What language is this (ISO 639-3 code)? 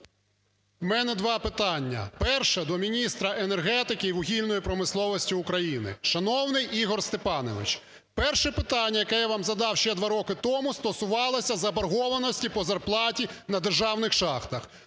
ukr